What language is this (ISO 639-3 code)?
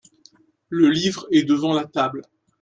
fra